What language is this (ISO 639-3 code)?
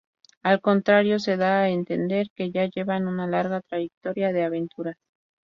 spa